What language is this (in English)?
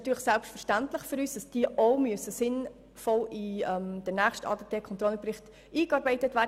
Swiss German